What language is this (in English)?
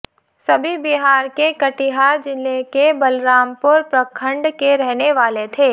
Hindi